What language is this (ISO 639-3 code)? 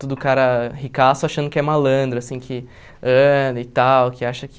por